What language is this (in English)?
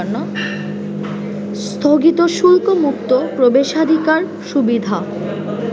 Bangla